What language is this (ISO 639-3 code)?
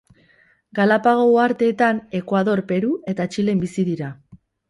eus